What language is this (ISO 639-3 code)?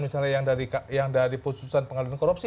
ind